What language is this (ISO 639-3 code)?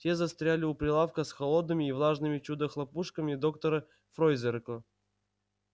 rus